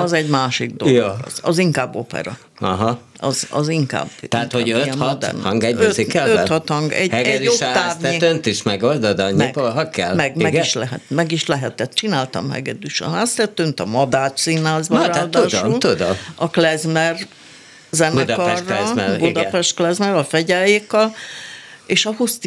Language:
Hungarian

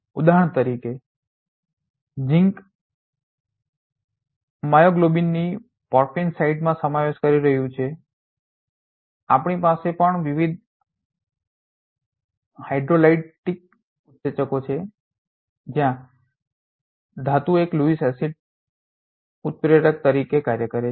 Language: Gujarati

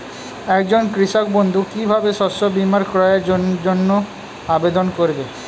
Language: Bangla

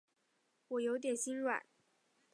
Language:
Chinese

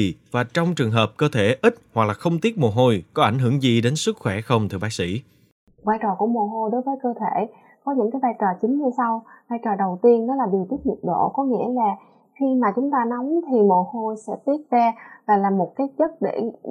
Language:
Vietnamese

